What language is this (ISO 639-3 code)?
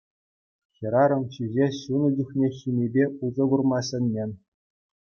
chv